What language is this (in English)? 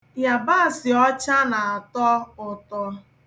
Igbo